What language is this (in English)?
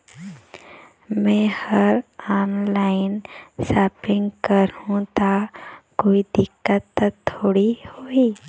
Chhattisgarhi